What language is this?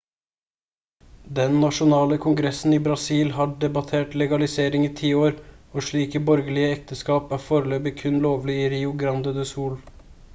Norwegian Bokmål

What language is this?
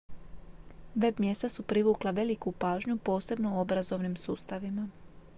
Croatian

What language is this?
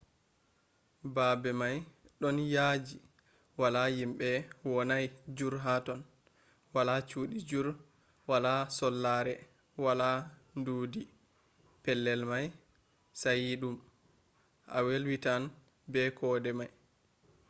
Fula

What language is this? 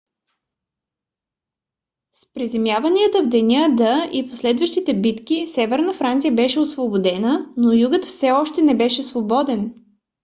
Bulgarian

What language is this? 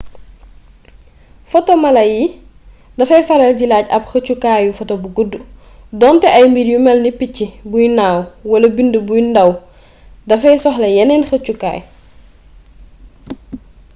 Wolof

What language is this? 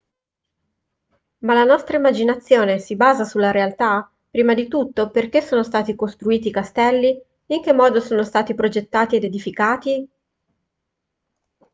Italian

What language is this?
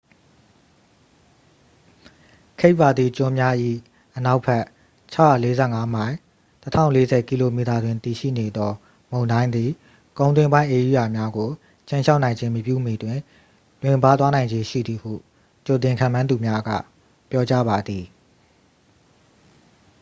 Burmese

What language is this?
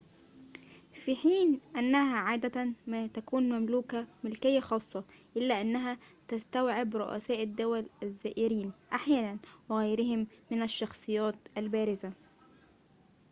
Arabic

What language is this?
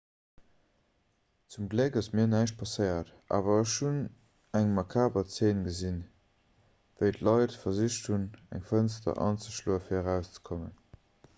Luxembourgish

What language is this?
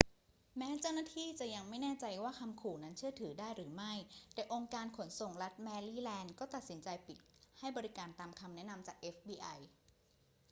Thai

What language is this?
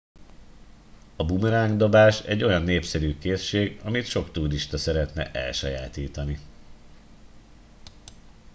Hungarian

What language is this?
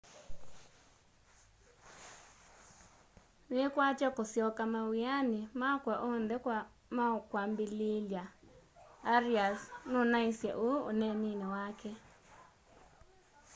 Kamba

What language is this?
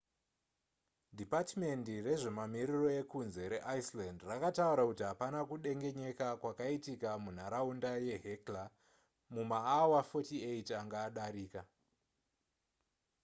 Shona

